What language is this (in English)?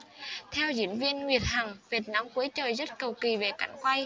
Vietnamese